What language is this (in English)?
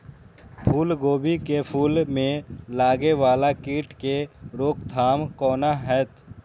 Maithili